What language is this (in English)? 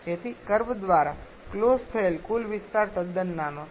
Gujarati